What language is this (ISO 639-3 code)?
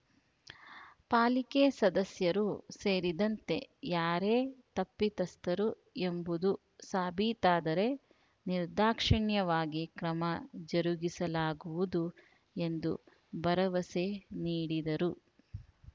kan